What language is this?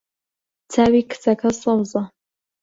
Central Kurdish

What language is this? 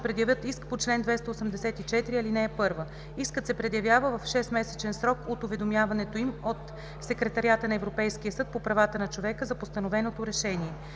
Bulgarian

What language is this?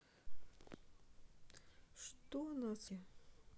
Russian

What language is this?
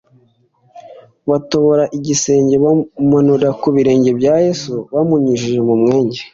Kinyarwanda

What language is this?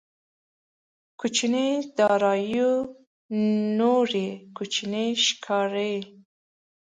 Pashto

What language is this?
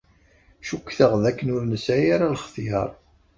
Kabyle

